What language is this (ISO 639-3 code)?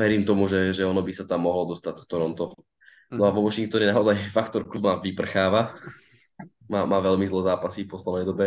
slk